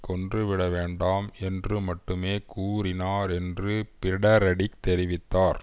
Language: Tamil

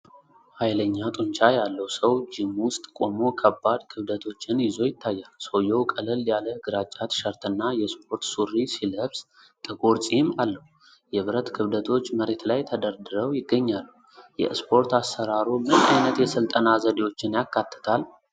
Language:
Amharic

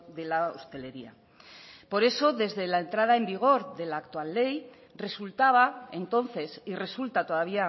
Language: Spanish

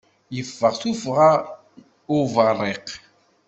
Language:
Kabyle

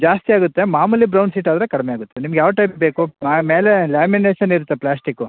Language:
Kannada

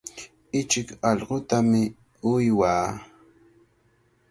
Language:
Cajatambo North Lima Quechua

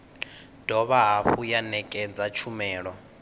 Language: Venda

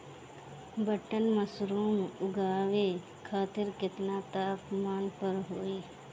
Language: Bhojpuri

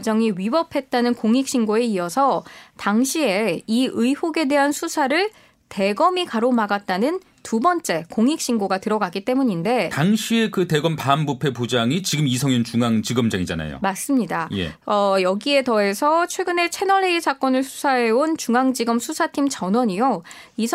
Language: Korean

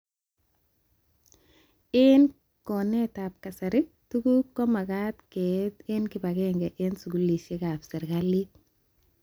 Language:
Kalenjin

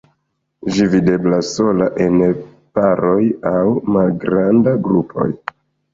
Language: Esperanto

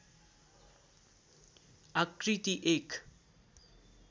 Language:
Nepali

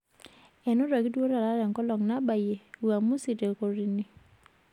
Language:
Masai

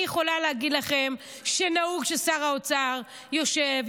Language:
Hebrew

